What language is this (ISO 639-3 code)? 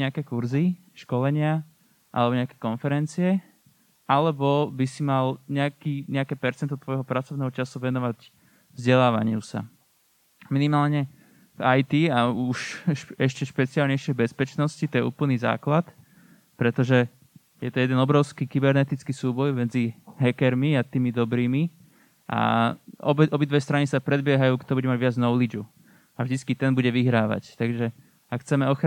slk